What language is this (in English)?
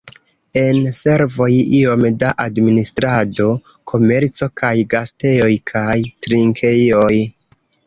Esperanto